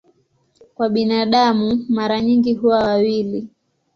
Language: Swahili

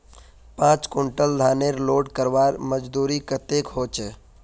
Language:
Magahi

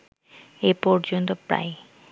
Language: Bangla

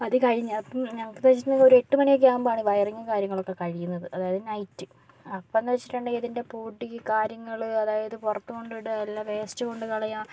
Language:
Malayalam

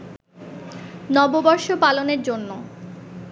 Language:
Bangla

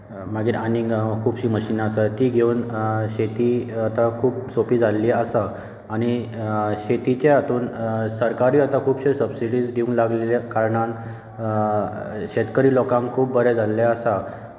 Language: Konkani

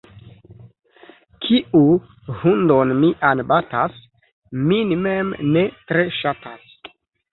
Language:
Esperanto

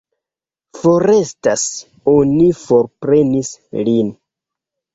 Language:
Esperanto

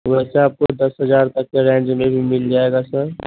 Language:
Urdu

